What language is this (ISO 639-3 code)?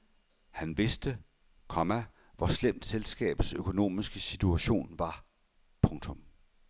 dan